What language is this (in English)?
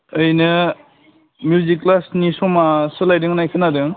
Bodo